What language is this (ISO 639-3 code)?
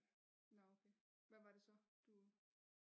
dan